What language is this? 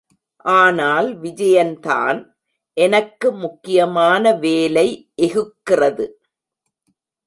Tamil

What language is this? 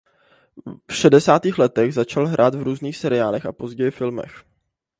Czech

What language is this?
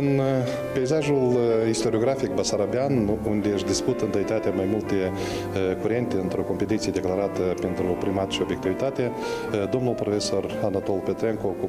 Romanian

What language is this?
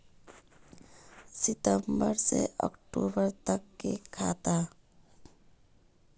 Magahi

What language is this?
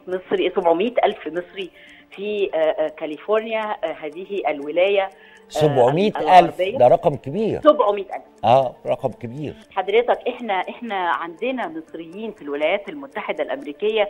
Arabic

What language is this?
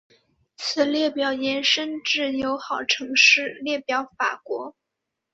Chinese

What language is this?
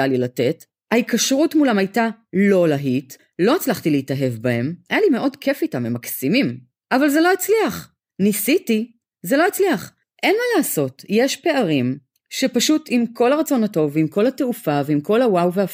Hebrew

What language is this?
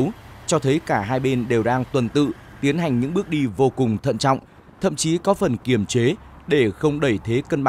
Vietnamese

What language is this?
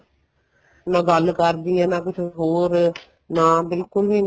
Punjabi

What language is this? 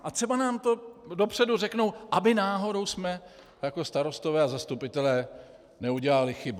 Czech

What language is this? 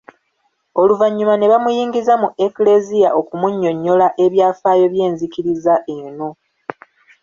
Ganda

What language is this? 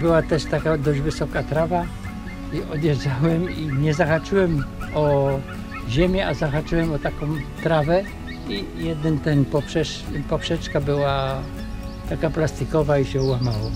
Polish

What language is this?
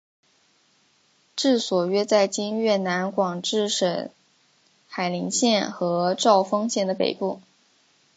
Chinese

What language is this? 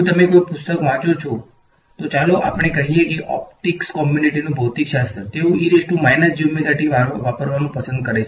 Gujarati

